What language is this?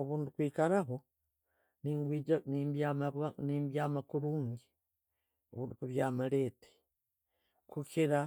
Tooro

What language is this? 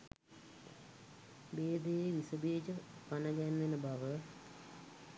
Sinhala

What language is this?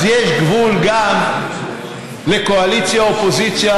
Hebrew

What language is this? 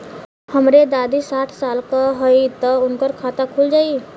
Bhojpuri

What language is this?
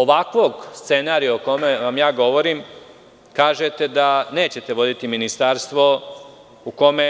Serbian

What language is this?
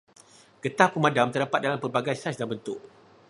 Malay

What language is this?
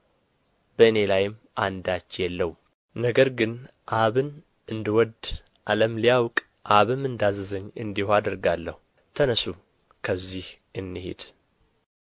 Amharic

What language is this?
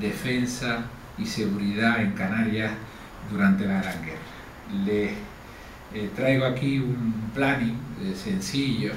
Spanish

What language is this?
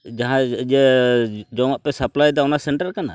Santali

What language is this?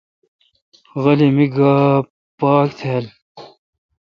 Kalkoti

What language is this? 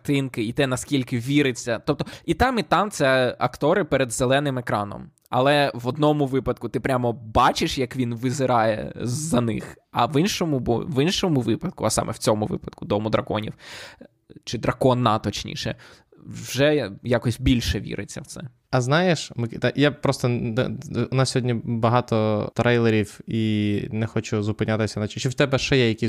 Ukrainian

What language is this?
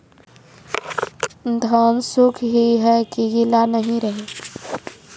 Maithili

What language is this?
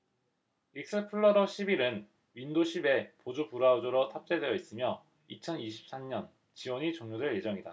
Korean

